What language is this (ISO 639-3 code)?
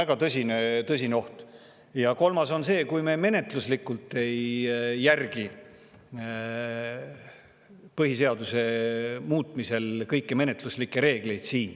est